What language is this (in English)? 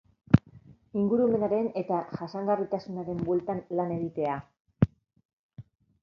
Basque